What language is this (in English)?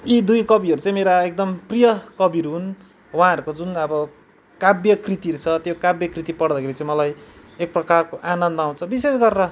Nepali